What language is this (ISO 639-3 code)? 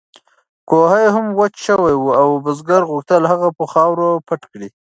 pus